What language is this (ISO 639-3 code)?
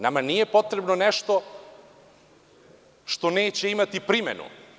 srp